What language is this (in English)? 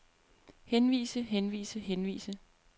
Danish